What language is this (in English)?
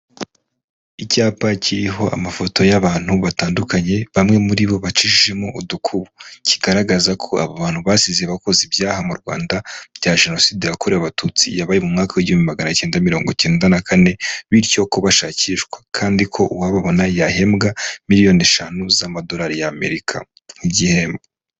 Kinyarwanda